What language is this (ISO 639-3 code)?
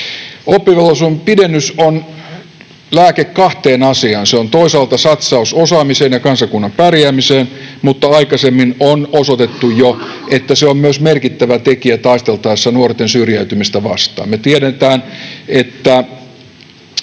fin